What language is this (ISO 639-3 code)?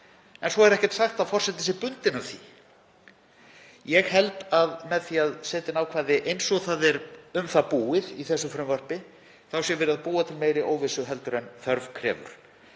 isl